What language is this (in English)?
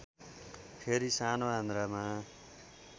Nepali